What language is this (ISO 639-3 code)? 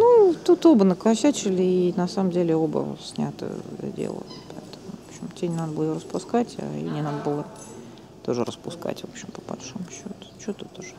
rus